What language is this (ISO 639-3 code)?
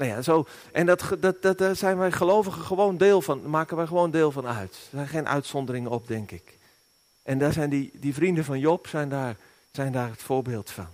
nld